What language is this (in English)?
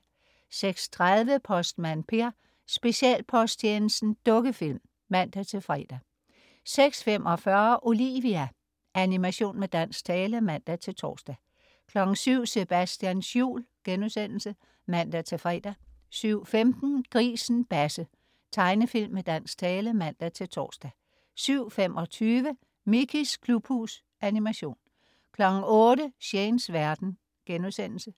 Danish